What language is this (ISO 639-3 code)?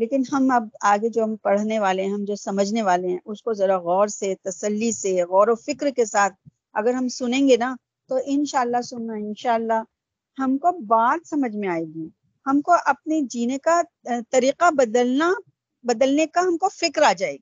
urd